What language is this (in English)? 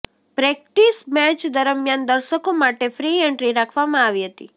Gujarati